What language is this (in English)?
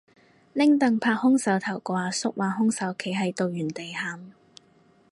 Cantonese